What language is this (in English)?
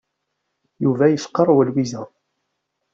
Kabyle